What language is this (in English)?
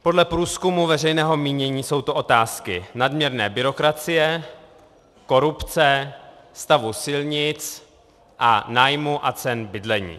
Czech